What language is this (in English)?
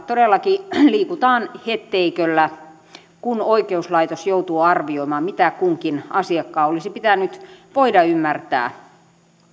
Finnish